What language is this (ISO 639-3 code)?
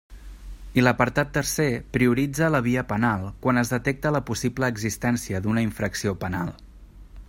cat